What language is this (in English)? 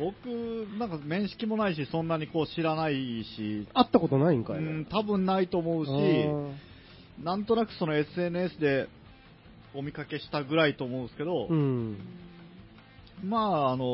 Japanese